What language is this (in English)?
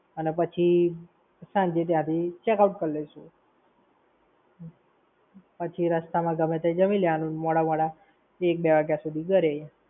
Gujarati